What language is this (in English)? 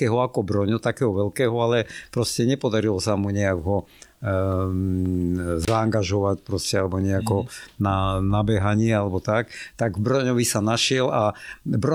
Slovak